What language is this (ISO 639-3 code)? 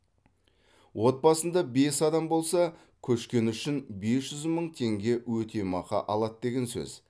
kaz